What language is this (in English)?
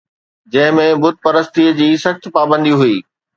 Sindhi